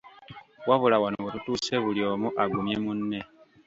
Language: Ganda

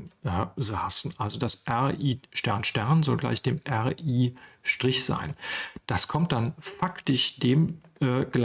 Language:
German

